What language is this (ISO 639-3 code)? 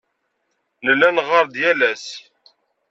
kab